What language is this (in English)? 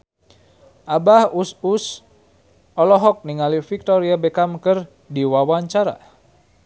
Sundanese